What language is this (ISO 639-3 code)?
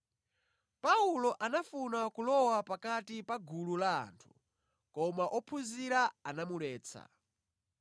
nya